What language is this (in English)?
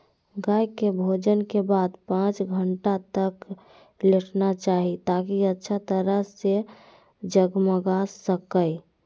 Magahi